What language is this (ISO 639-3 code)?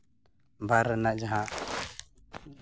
sat